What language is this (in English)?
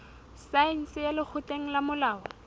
Southern Sotho